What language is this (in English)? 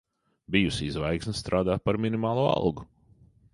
Latvian